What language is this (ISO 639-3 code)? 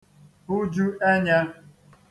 ibo